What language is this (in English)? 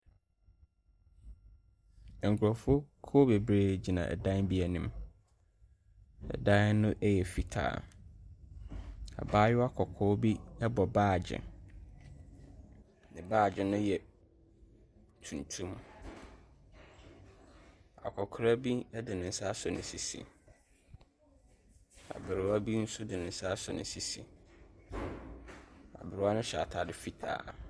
Akan